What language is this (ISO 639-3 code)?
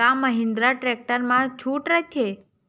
hne